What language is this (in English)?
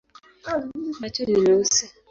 Swahili